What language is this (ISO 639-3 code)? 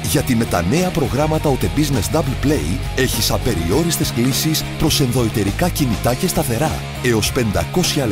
ell